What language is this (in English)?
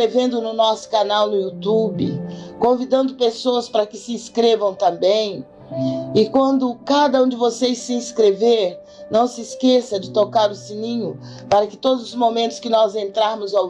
Portuguese